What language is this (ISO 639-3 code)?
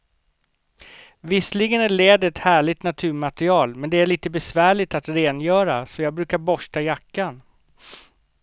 swe